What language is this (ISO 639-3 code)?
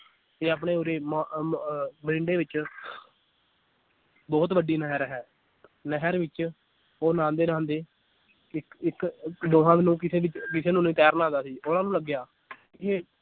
pan